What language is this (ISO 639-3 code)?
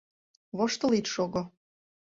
chm